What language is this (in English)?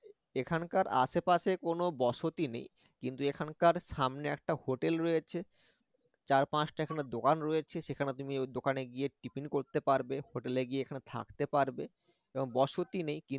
Bangla